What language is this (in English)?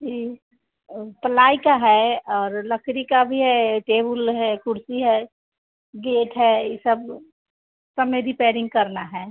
Hindi